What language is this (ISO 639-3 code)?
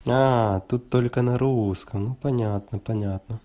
rus